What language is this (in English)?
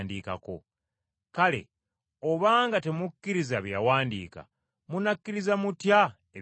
Ganda